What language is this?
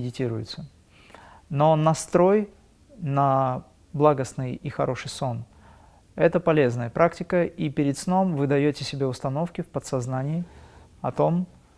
Russian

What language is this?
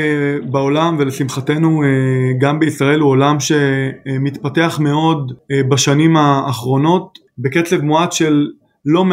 Hebrew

